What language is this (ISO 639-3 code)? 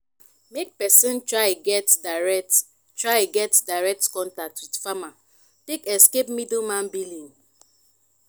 pcm